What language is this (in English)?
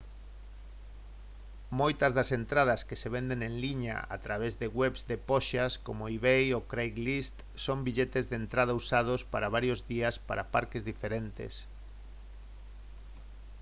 Galician